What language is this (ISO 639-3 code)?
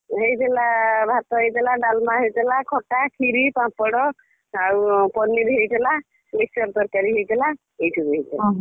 ori